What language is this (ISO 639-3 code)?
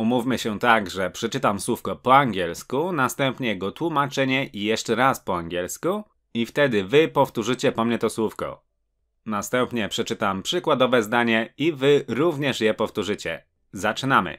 pol